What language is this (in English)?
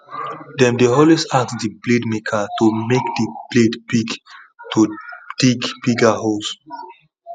Nigerian Pidgin